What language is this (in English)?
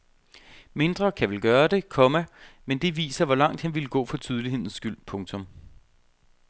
Danish